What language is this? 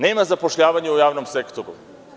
Serbian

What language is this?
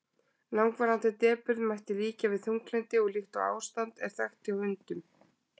Icelandic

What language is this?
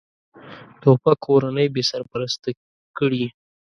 Pashto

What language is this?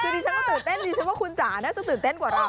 Thai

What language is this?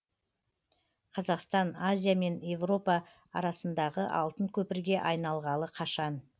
Kazakh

